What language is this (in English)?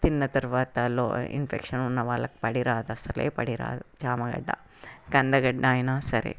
Telugu